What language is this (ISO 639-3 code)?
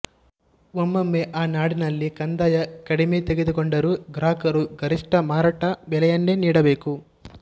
kan